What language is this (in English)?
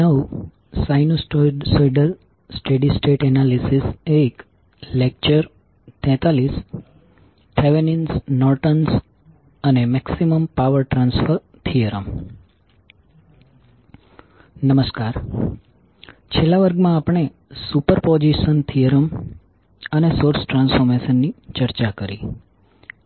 Gujarati